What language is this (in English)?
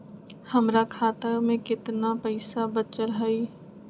Magahi